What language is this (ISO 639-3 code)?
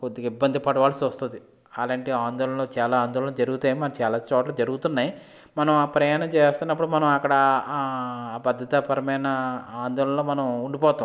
tel